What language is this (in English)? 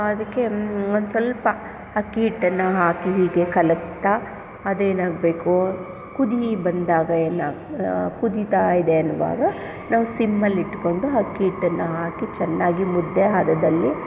Kannada